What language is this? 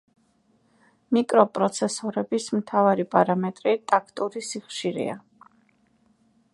Georgian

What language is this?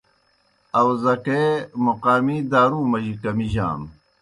Kohistani Shina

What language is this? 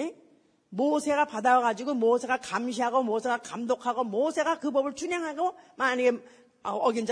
Korean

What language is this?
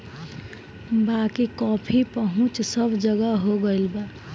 Bhojpuri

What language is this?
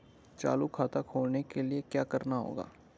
Hindi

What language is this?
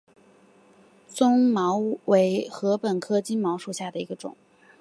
Chinese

